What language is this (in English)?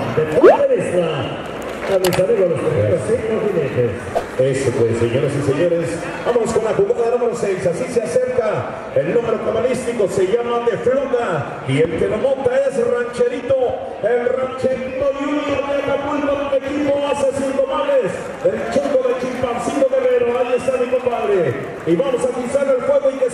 Spanish